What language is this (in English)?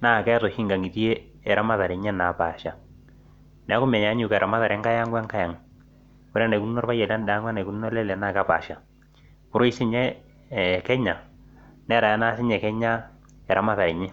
Masai